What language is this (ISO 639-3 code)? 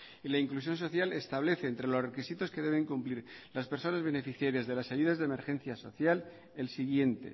spa